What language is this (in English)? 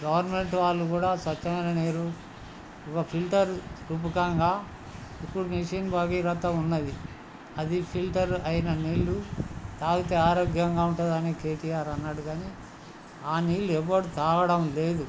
Telugu